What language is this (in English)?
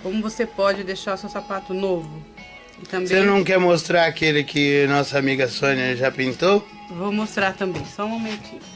Portuguese